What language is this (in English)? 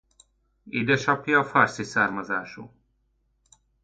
Hungarian